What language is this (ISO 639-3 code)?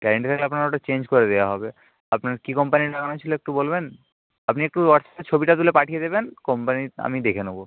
ben